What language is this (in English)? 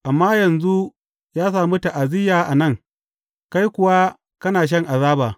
Hausa